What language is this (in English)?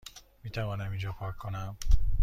Persian